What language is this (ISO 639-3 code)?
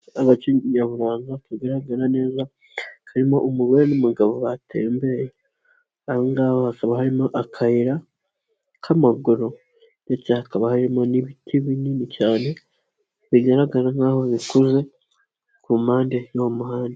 kin